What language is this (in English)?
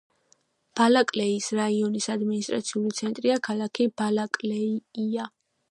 Georgian